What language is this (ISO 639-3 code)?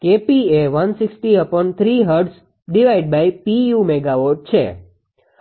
guj